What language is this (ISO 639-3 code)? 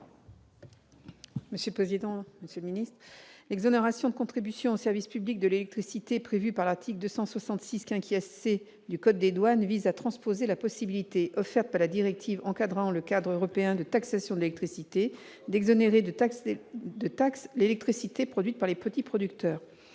fra